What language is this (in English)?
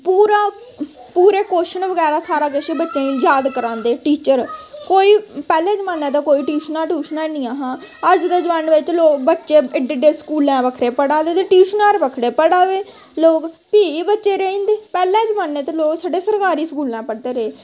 Dogri